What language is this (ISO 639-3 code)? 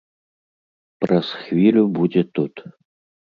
bel